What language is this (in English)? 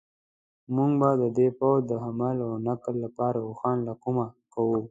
Pashto